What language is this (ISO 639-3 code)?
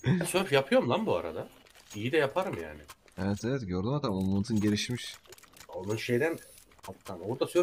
tur